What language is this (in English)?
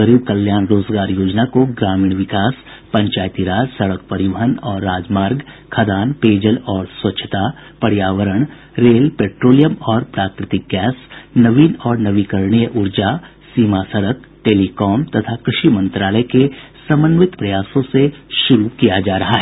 Hindi